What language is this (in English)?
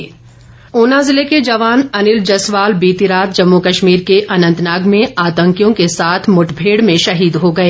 Hindi